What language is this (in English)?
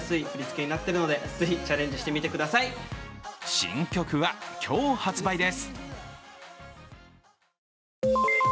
Japanese